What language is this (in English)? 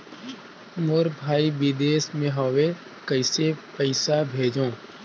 Chhattisgarhi